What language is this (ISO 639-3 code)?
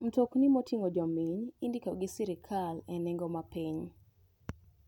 luo